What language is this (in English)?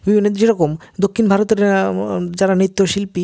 Bangla